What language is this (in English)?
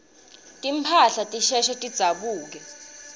Swati